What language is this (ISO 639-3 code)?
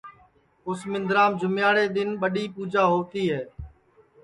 ssi